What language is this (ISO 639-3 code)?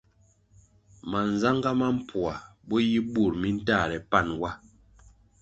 nmg